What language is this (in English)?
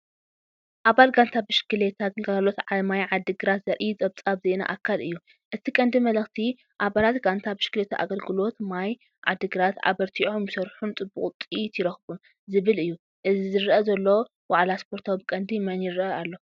Tigrinya